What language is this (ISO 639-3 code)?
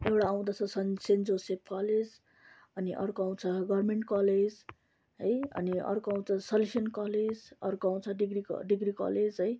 nep